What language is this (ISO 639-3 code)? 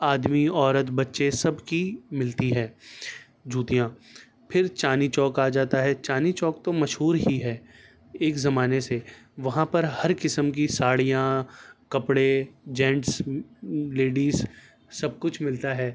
urd